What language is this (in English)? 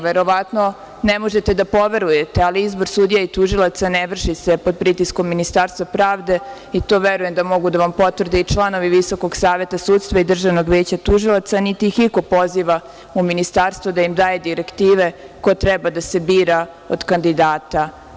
Serbian